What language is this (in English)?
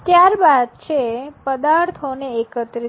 Gujarati